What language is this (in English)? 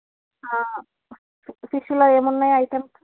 Telugu